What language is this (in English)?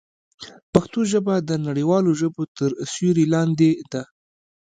Pashto